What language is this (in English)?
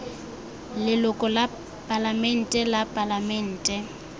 Tswana